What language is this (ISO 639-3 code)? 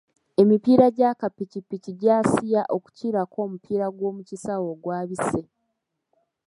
lug